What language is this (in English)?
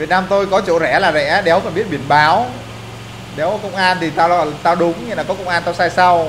Vietnamese